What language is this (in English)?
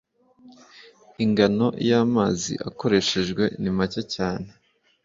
Kinyarwanda